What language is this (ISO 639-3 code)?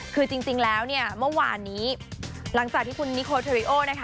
tha